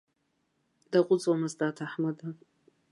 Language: Abkhazian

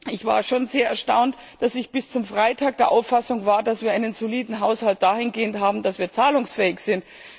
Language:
German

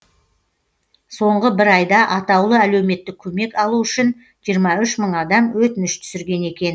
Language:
Kazakh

